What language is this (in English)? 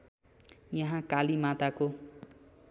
Nepali